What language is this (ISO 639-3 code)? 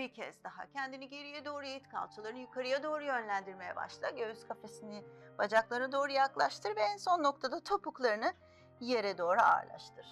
tur